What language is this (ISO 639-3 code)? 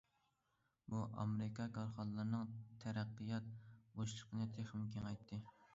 uig